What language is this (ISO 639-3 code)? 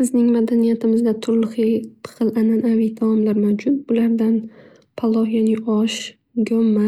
uzb